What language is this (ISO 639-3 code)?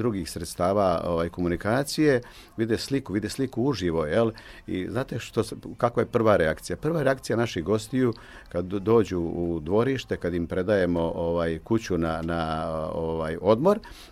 hrv